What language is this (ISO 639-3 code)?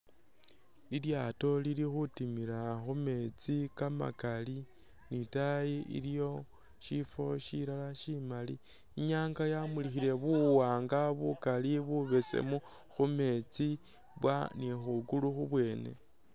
myx